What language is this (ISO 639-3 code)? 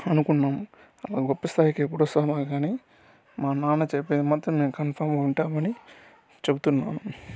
tel